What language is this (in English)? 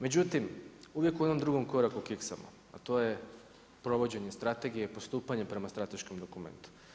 Croatian